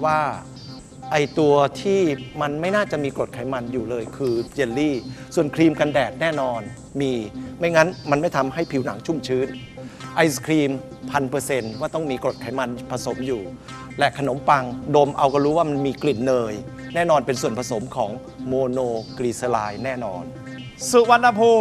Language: Thai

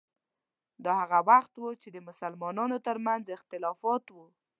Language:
Pashto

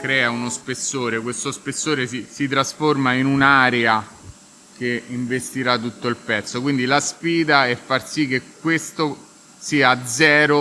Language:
Italian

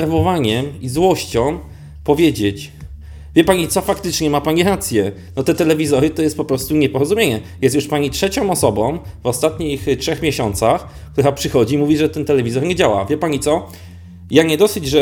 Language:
Polish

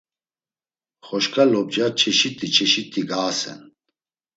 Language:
Laz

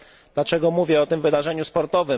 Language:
Polish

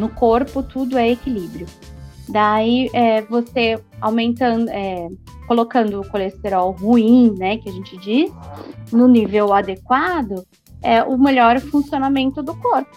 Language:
Portuguese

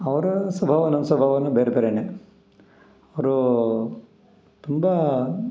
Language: Kannada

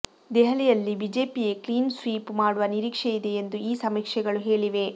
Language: Kannada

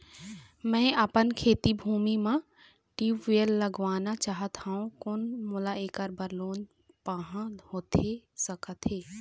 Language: Chhattisgarhi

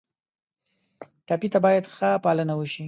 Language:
Pashto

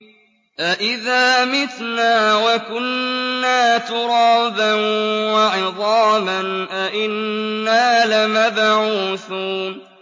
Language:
Arabic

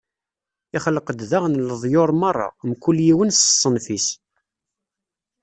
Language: Kabyle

